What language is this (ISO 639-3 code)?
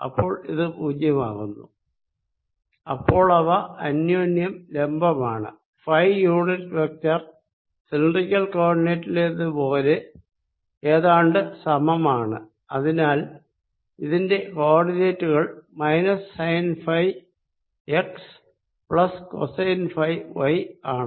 mal